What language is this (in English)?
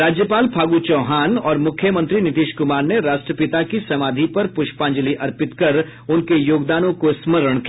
Hindi